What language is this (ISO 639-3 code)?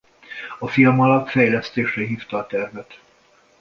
hun